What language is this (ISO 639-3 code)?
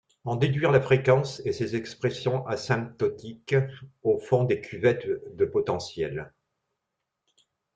fra